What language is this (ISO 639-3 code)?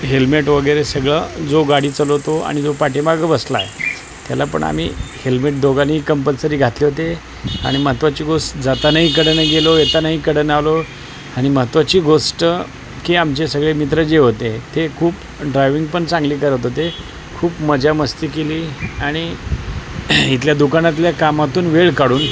mar